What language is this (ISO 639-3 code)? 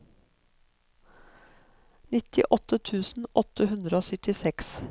nor